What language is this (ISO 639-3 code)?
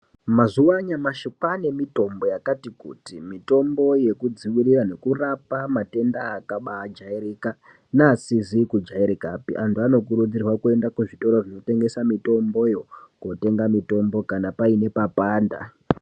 ndc